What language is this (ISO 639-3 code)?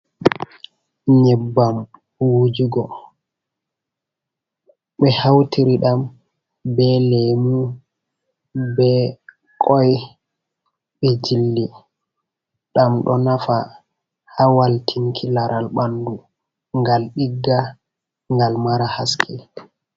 ful